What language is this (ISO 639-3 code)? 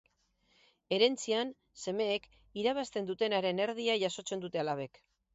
eus